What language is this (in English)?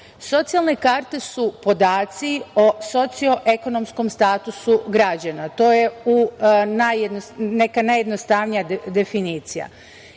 Serbian